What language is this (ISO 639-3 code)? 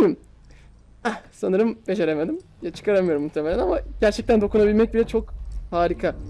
tur